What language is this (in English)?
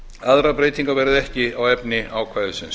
Icelandic